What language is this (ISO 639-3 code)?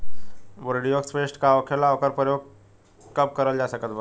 bho